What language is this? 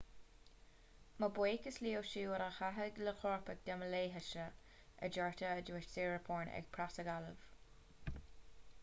Irish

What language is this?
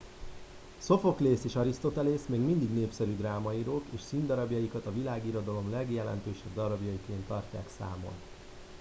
Hungarian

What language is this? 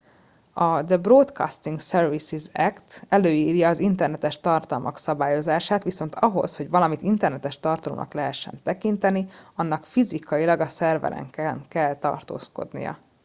Hungarian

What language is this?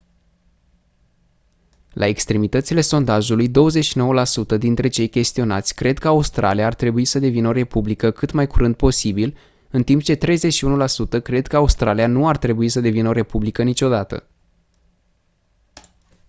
Romanian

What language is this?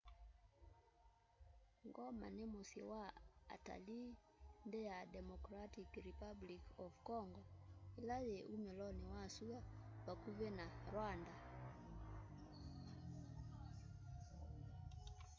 Kamba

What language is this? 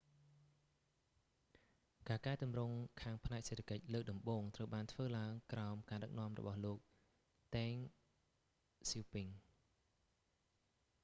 Khmer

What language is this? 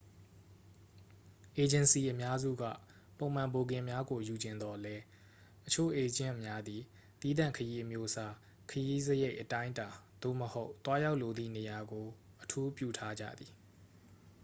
Burmese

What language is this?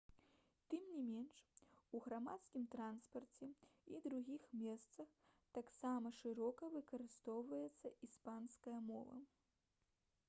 Belarusian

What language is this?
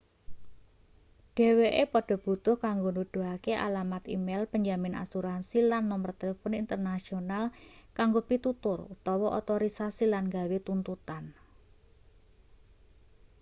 Javanese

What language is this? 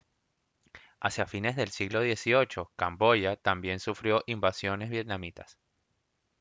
Spanish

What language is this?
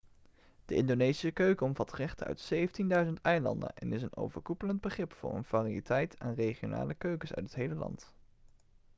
Dutch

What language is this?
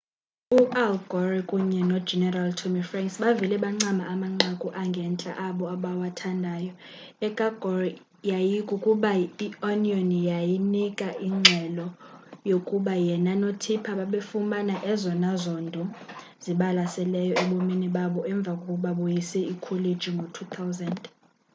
Xhosa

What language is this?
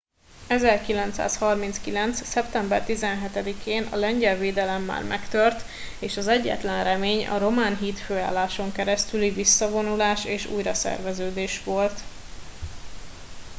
Hungarian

